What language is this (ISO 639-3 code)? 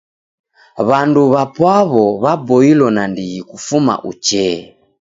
dav